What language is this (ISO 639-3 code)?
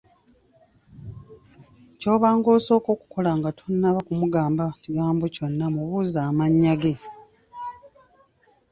lug